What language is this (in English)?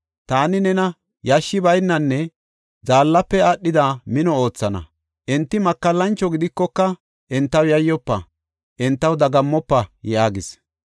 Gofa